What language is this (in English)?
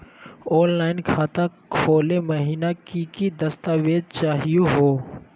Magahi